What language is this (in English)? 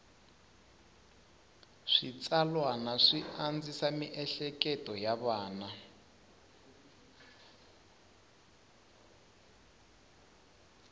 Tsonga